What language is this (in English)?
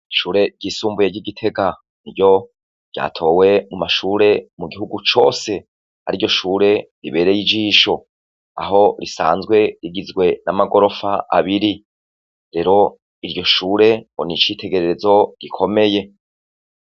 Rundi